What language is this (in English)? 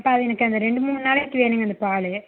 Tamil